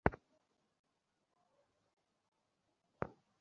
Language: Bangla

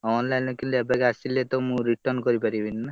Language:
Odia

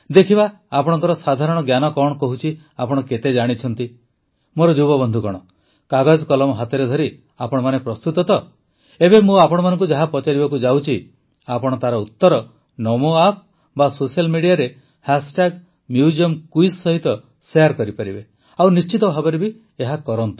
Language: Odia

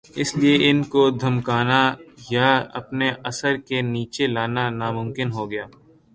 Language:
Urdu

